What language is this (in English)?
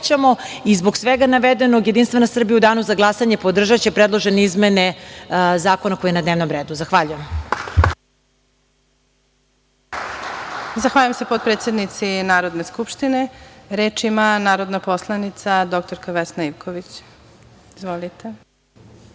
Serbian